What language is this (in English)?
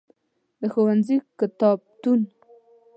Pashto